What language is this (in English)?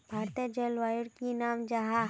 Magahi